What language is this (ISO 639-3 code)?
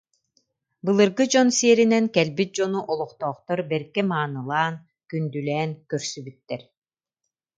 sah